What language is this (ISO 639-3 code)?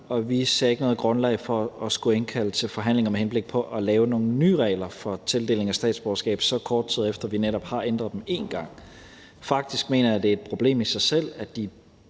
dan